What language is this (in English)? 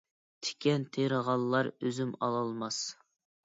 Uyghur